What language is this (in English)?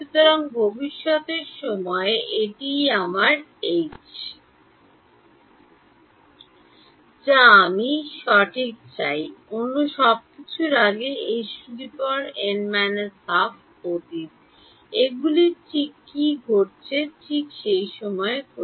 Bangla